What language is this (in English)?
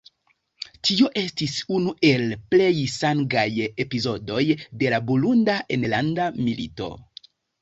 Esperanto